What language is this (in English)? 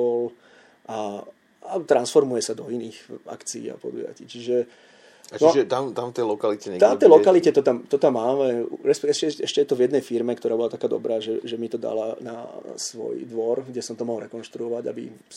Slovak